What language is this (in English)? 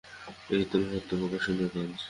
Bangla